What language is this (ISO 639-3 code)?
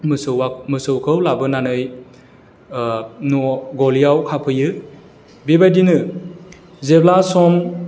brx